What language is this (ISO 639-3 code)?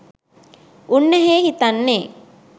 sin